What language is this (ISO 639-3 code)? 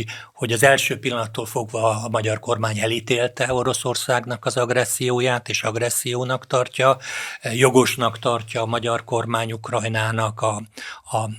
hun